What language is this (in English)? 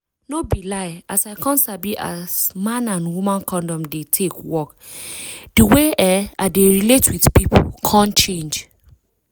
Nigerian Pidgin